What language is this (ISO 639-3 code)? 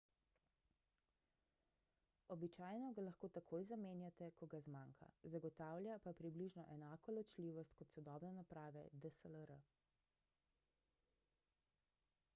slv